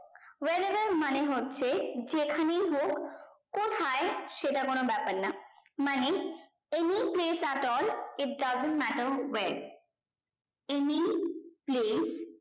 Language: Bangla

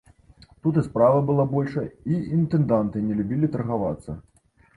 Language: Belarusian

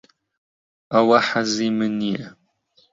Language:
Central Kurdish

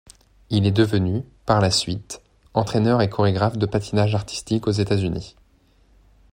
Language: French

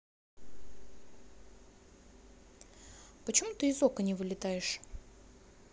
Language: Russian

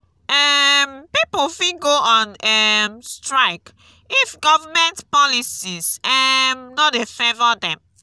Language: Nigerian Pidgin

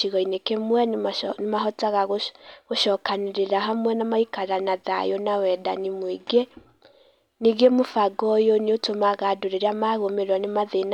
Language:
Kikuyu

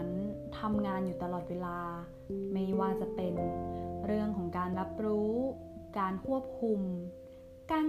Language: Thai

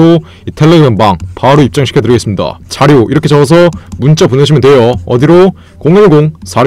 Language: Korean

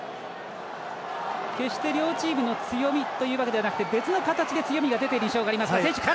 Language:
Japanese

